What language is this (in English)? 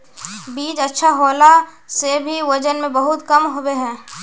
Magahi